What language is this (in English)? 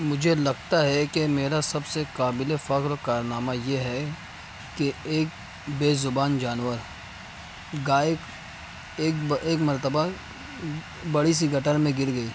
Urdu